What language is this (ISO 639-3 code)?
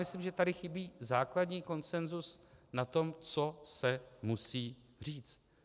ces